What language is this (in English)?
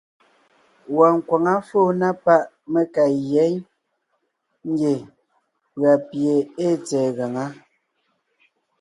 Ngiemboon